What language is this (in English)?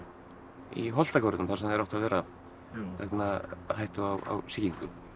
Icelandic